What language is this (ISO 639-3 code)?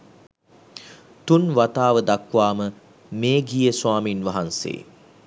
sin